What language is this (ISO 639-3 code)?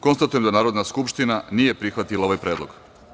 srp